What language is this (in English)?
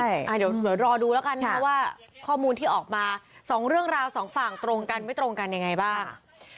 Thai